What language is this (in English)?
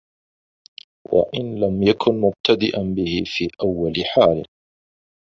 Arabic